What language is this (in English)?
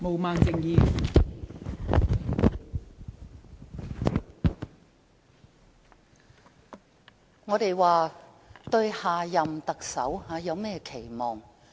Cantonese